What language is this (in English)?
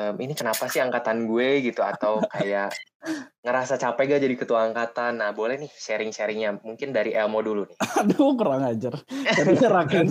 Indonesian